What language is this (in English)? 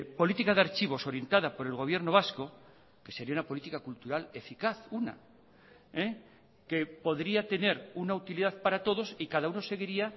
Spanish